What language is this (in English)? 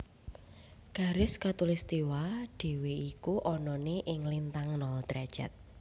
Javanese